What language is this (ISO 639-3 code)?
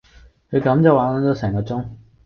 yue